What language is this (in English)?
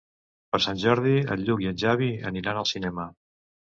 Catalan